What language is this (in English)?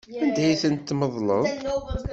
Kabyle